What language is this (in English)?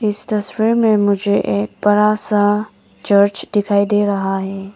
Hindi